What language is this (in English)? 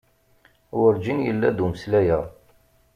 Kabyle